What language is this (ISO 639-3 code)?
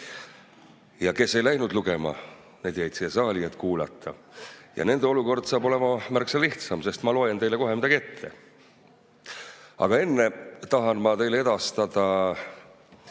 est